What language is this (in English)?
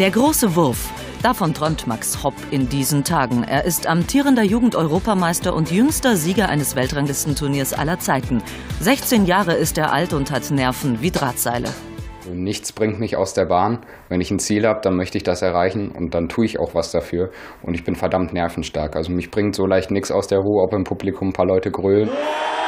German